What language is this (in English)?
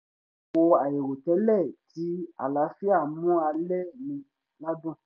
Yoruba